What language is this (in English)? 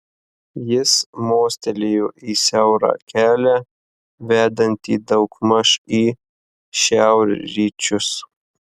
Lithuanian